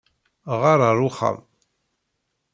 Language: Kabyle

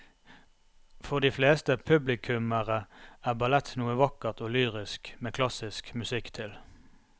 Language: Norwegian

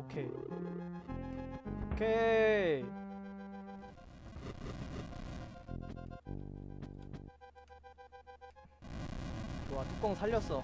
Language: Korean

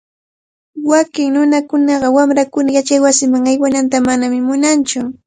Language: Cajatambo North Lima Quechua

